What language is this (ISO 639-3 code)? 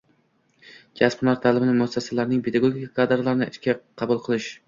uzb